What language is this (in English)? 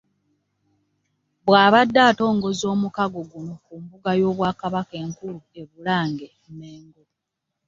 Ganda